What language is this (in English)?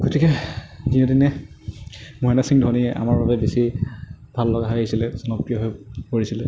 Assamese